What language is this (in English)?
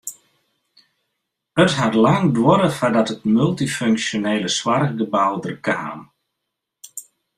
Western Frisian